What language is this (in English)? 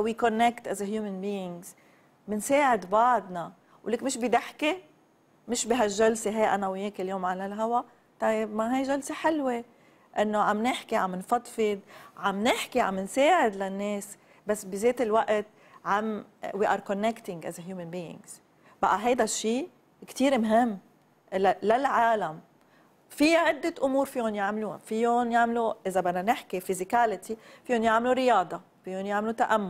Arabic